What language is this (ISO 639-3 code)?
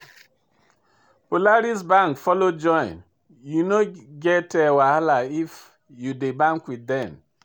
pcm